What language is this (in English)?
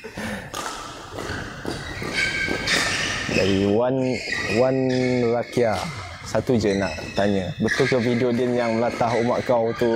Malay